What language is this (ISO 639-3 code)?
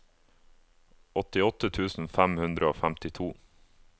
nor